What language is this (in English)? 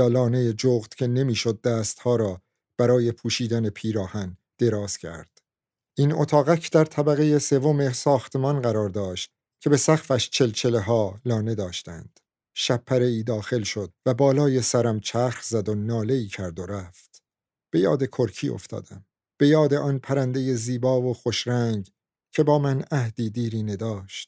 Persian